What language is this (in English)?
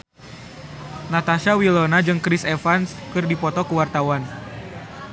Sundanese